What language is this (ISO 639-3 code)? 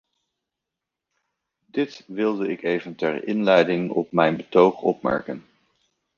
nld